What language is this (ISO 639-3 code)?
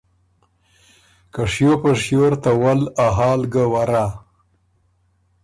oru